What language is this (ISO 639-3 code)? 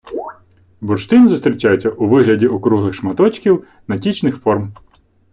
ukr